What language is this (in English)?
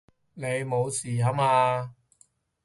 Cantonese